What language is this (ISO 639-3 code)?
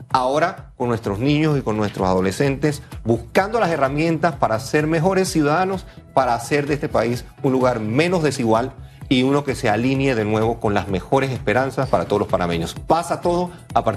spa